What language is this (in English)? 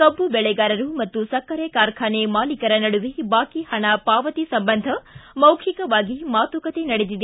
Kannada